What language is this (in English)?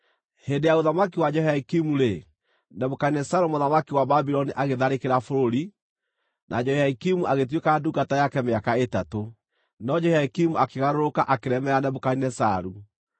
Kikuyu